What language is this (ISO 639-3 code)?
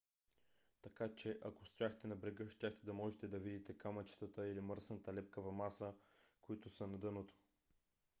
bul